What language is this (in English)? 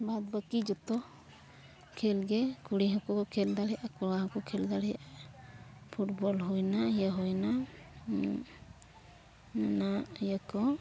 Santali